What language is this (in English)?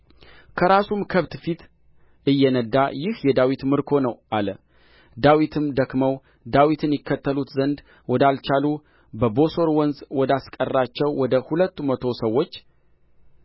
Amharic